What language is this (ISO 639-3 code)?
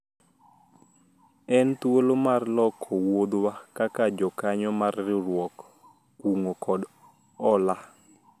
luo